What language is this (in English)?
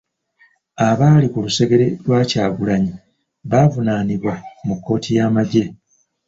Ganda